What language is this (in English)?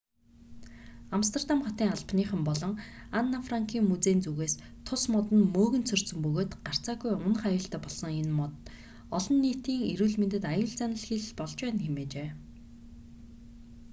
Mongolian